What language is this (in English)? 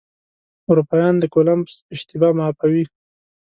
Pashto